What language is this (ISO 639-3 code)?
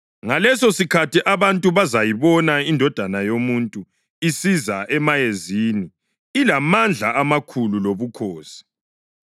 nde